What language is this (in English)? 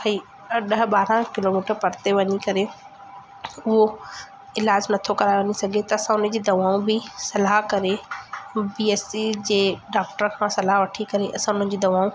Sindhi